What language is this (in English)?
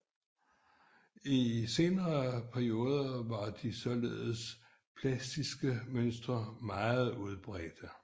Danish